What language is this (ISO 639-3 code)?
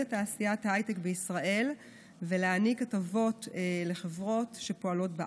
heb